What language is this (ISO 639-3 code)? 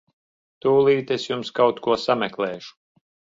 lav